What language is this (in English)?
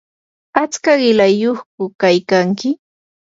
Yanahuanca Pasco Quechua